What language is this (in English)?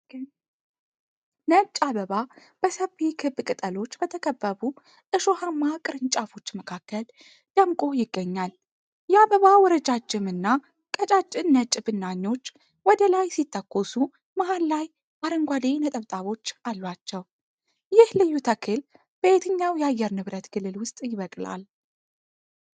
Amharic